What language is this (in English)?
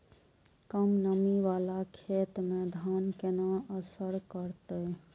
Maithili